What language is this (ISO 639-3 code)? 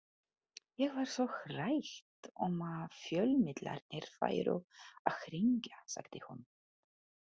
isl